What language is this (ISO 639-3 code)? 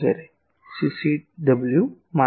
guj